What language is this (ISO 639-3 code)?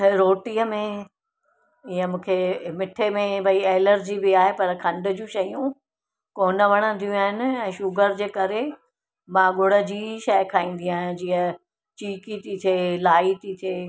snd